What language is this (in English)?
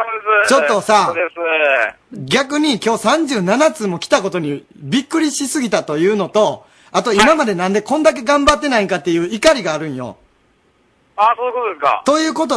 Japanese